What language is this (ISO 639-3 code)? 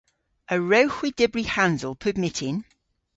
cor